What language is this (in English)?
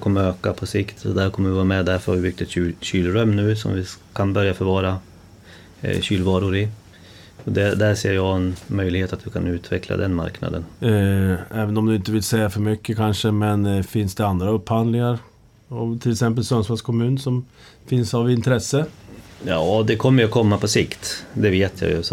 Swedish